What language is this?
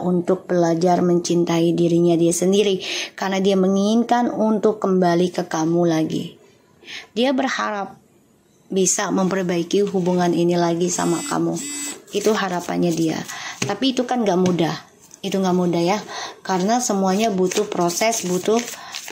Indonesian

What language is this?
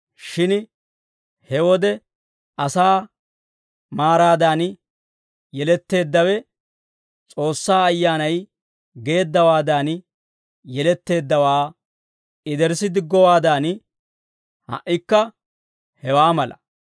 Dawro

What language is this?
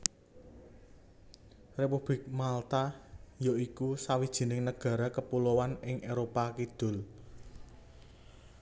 Javanese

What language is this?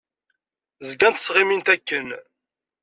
Kabyle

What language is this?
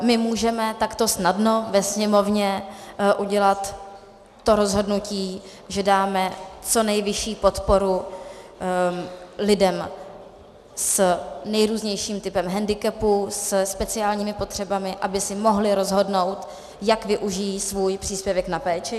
Czech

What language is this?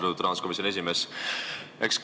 Estonian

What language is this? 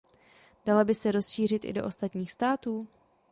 Czech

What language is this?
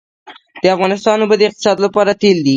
Pashto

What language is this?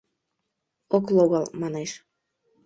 Mari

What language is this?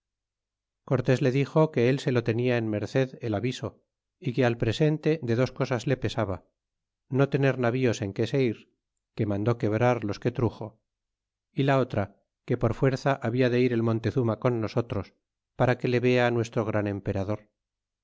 Spanish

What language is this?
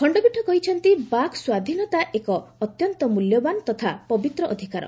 Odia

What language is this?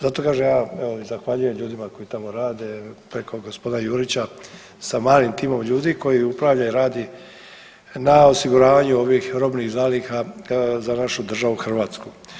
Croatian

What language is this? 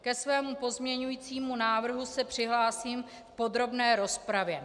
Czech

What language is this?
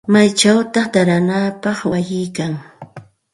Santa Ana de Tusi Pasco Quechua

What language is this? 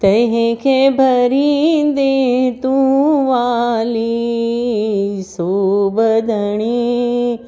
Sindhi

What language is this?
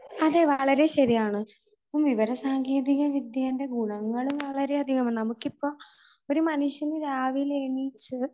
Malayalam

